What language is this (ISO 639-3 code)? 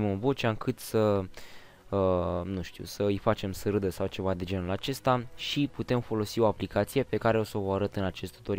ron